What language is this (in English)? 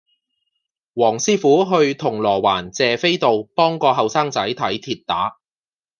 Cantonese